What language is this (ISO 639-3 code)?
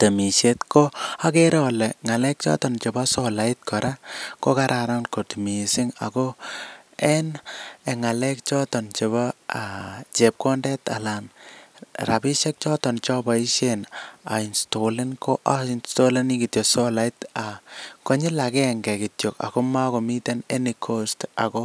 kln